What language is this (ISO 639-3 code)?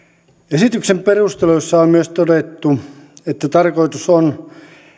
fin